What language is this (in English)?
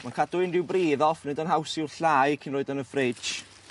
Welsh